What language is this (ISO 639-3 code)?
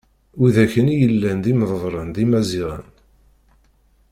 kab